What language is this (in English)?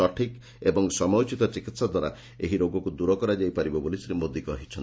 Odia